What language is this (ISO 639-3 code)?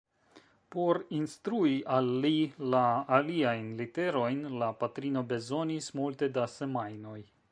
epo